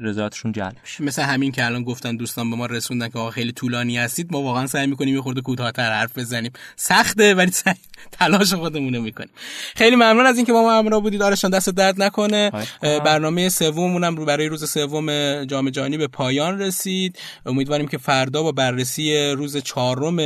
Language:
Persian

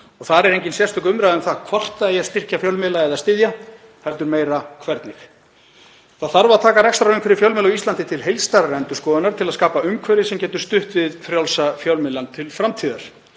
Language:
Icelandic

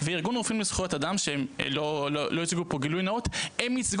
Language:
Hebrew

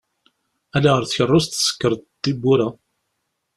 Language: Kabyle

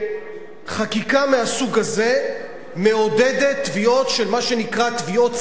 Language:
Hebrew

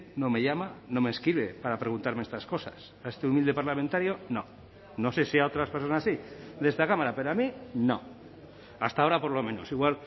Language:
Spanish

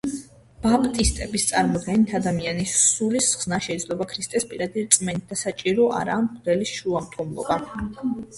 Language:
Georgian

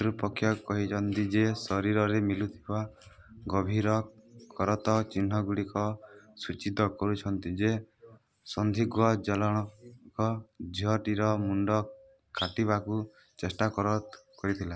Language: Odia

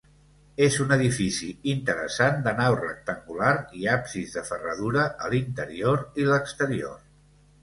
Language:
Catalan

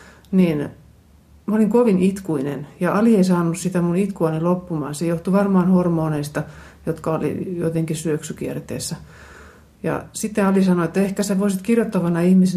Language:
Finnish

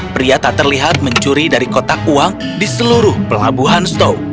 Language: Indonesian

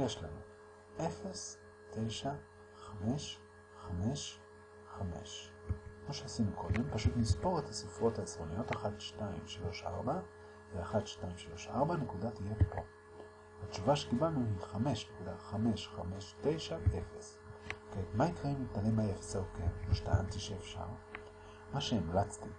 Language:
Hebrew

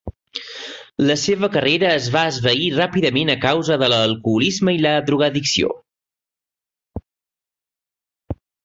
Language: Catalan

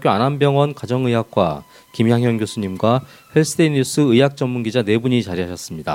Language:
Korean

